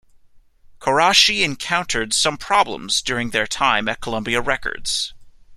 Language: English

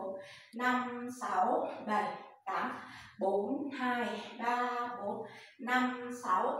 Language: Vietnamese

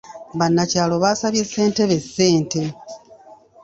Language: Ganda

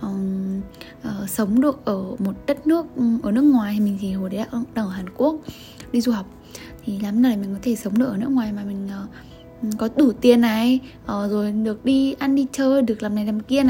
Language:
Vietnamese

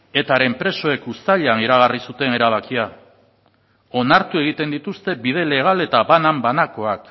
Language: Basque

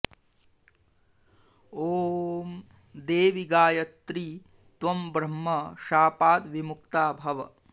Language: Sanskrit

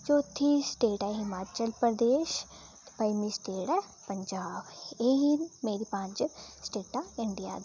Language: Dogri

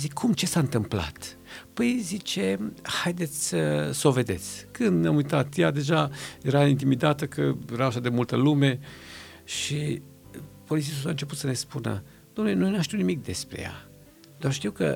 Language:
Romanian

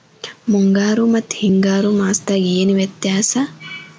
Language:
Kannada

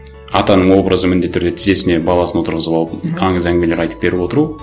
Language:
Kazakh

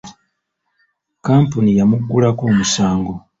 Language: Ganda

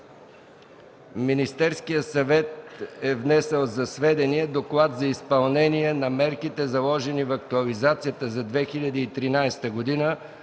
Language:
Bulgarian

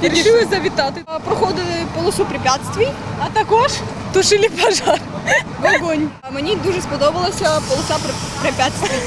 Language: Ukrainian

